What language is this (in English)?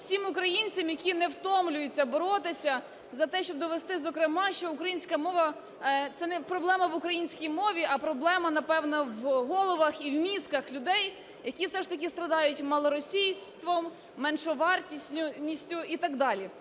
Ukrainian